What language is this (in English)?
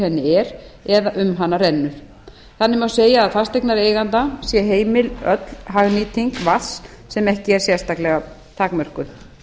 Icelandic